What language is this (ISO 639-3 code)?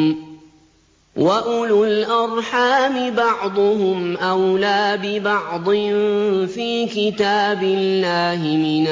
ara